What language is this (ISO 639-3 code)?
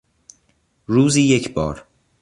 fas